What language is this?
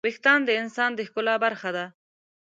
Pashto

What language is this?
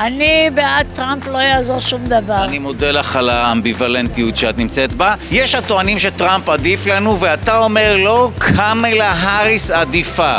Hebrew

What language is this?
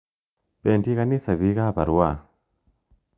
Kalenjin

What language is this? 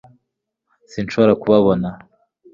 Kinyarwanda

